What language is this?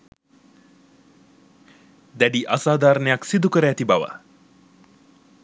Sinhala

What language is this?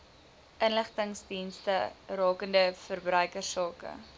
Afrikaans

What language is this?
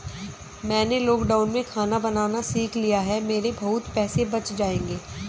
Hindi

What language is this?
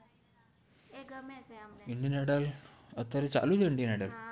Gujarati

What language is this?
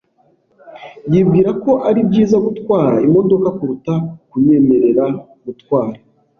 Kinyarwanda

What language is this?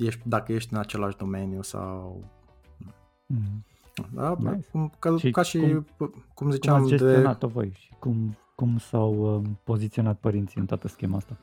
Romanian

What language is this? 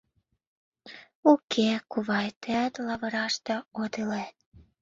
Mari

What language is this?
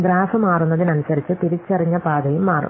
Malayalam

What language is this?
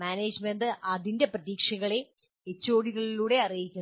Malayalam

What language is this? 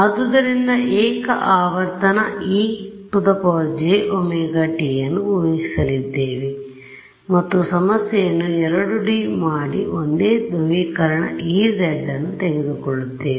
Kannada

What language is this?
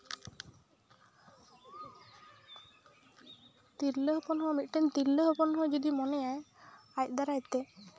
Santali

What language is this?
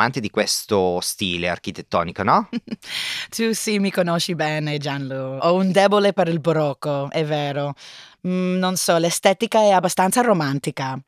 Italian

